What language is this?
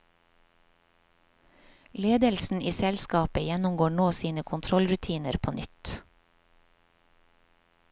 Norwegian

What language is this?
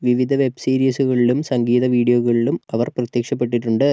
Malayalam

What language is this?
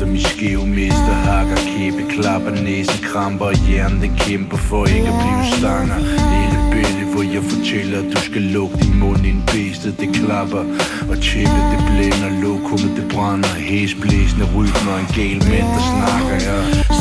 Danish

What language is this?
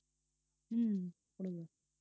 Tamil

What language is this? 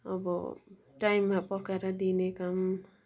Nepali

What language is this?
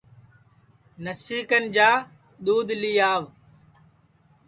Sansi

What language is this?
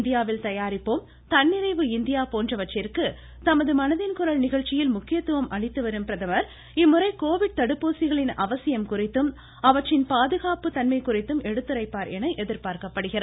Tamil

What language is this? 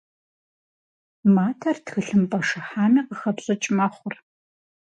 Kabardian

